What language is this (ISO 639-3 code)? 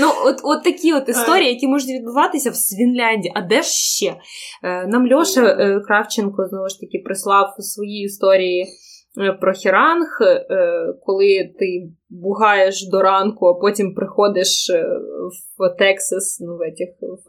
ukr